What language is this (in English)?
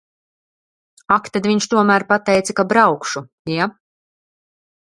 Latvian